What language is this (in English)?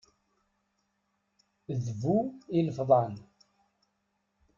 Kabyle